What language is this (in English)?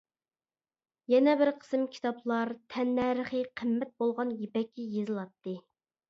Uyghur